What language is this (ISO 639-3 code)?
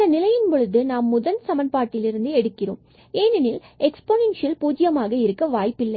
tam